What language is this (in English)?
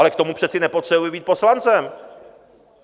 Czech